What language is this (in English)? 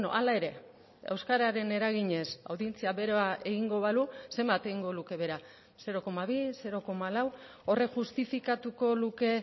Basque